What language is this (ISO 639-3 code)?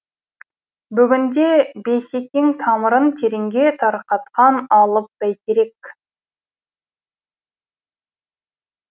kaz